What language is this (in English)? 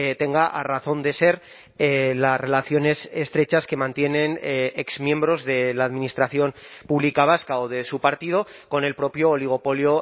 Spanish